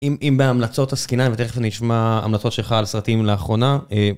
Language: Hebrew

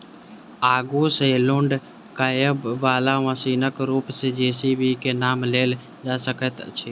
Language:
Maithili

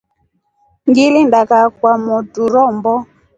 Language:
Rombo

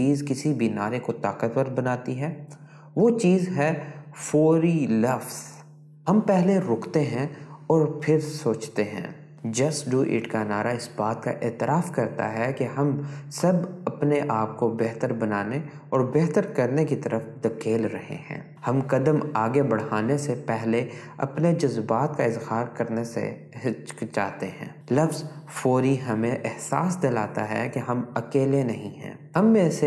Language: Urdu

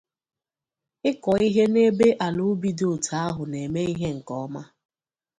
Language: Igbo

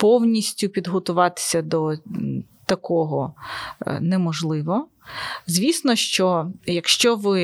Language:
Ukrainian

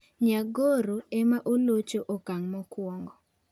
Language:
Luo (Kenya and Tanzania)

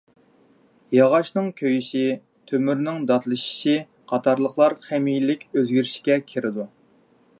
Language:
Uyghur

